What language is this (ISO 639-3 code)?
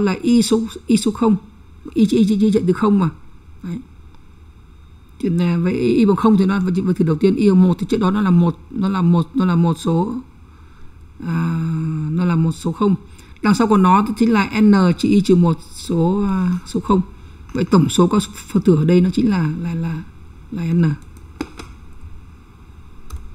vie